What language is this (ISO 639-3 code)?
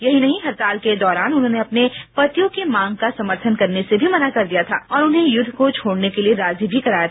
hin